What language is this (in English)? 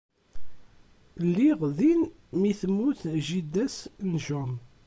Kabyle